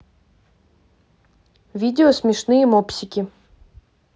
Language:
Russian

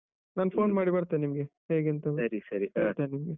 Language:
Kannada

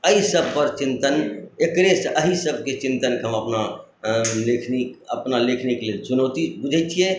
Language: Maithili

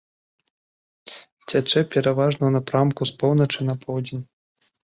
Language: Belarusian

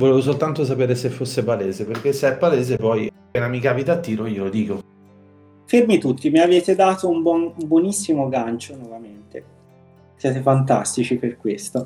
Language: Italian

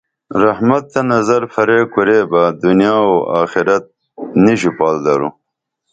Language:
Dameli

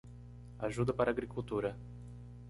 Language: Portuguese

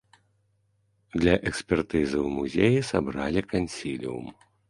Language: Belarusian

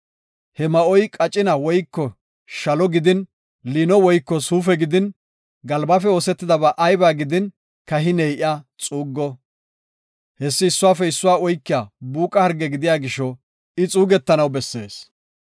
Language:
Gofa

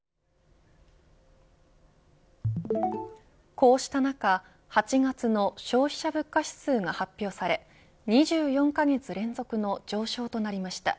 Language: Japanese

